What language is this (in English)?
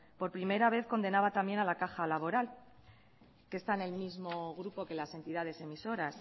Spanish